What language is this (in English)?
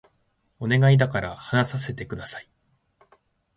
Japanese